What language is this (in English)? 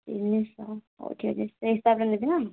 Odia